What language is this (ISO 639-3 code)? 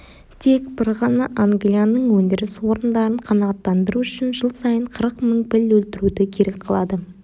kaz